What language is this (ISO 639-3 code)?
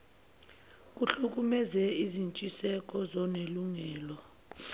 zul